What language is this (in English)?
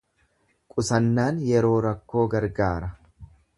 Oromo